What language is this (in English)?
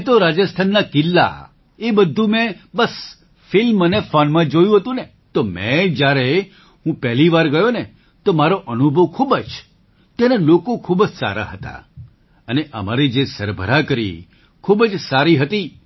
Gujarati